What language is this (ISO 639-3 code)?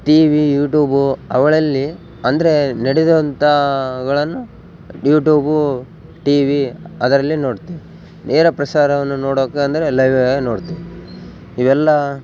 kan